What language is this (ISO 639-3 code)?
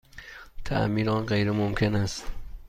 fas